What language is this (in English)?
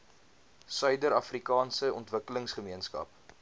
Afrikaans